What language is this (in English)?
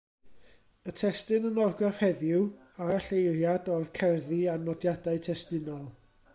Welsh